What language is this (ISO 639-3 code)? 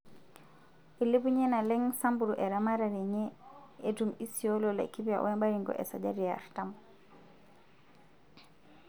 mas